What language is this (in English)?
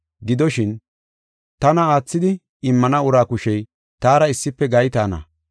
Gofa